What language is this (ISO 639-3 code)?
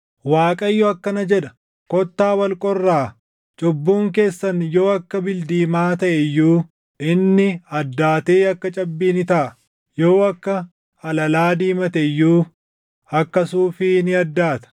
orm